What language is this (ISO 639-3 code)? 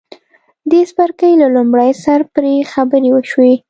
pus